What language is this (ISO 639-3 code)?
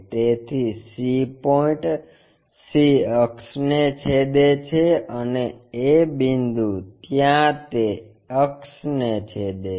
guj